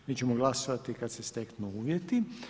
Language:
Croatian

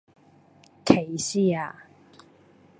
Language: Cantonese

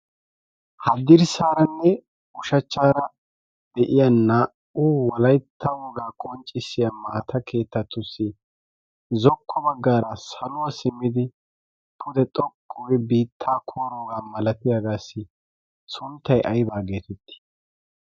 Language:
Wolaytta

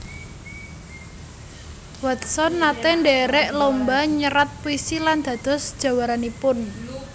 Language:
Javanese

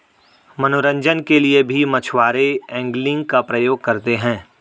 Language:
Hindi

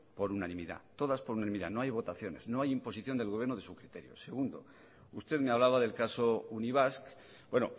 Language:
Spanish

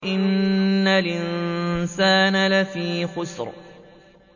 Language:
Arabic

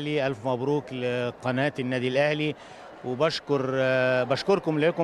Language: Arabic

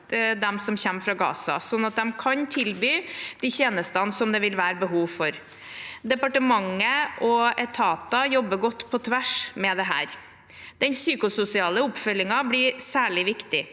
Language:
Norwegian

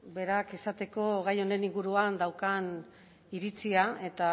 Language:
Basque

